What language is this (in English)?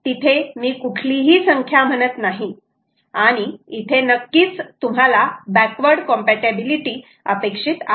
Marathi